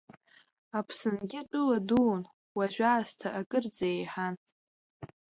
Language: Abkhazian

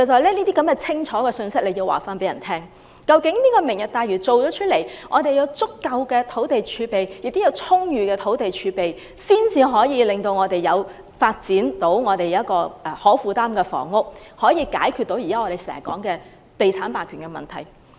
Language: Cantonese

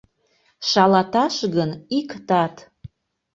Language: Mari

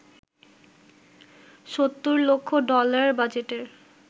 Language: Bangla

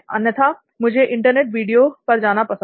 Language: Hindi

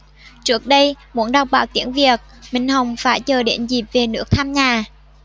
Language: Vietnamese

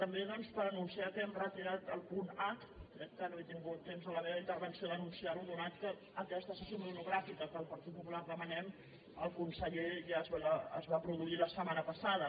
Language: Catalan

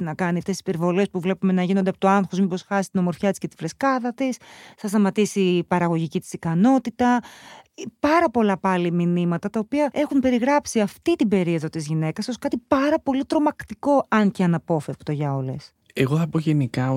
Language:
Greek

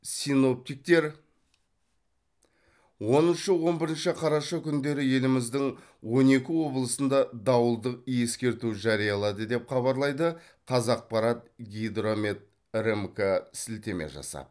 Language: Kazakh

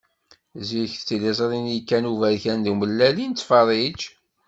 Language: Kabyle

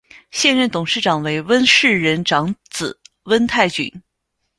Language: Chinese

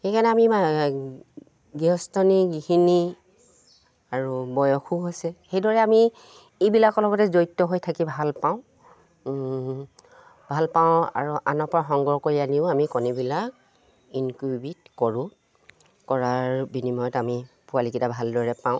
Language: Assamese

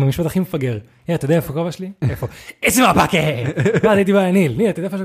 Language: Hebrew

